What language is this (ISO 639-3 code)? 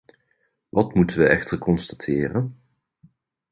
nld